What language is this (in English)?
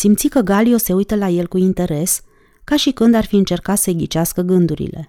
Romanian